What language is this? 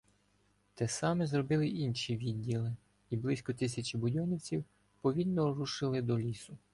Ukrainian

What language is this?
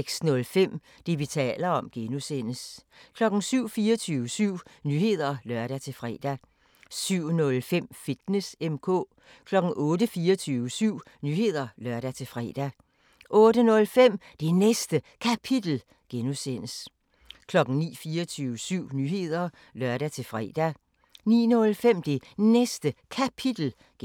Danish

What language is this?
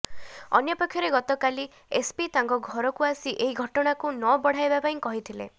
Odia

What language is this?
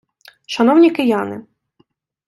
Ukrainian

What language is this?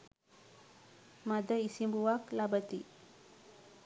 Sinhala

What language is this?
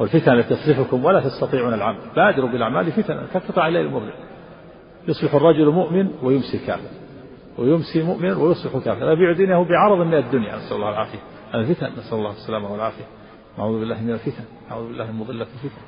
Arabic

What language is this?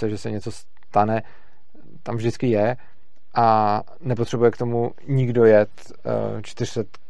Czech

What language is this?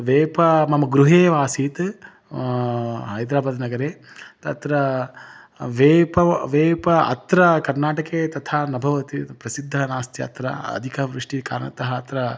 Sanskrit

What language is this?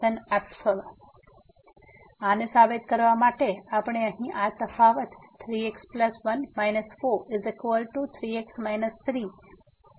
Gujarati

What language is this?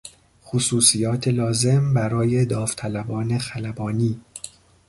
Persian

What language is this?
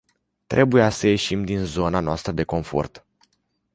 Romanian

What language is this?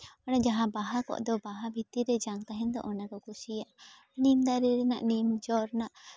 Santali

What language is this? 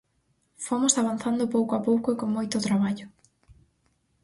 Galician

